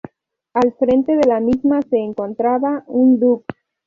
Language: Spanish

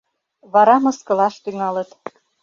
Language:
Mari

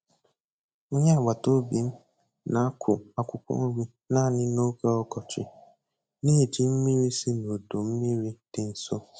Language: Igbo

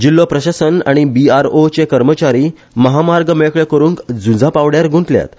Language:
Konkani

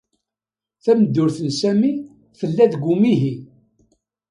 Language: Kabyle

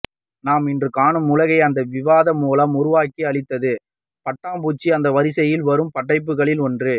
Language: Tamil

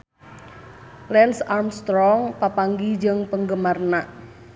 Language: Sundanese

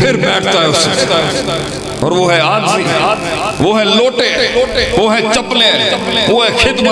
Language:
Urdu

